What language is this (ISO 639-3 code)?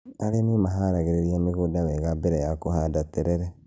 kik